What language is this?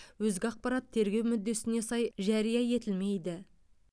Kazakh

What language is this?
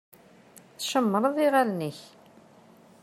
Kabyle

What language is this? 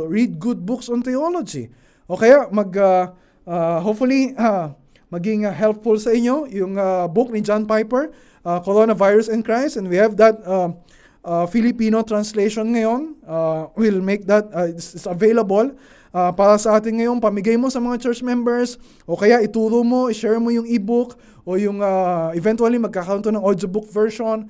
Filipino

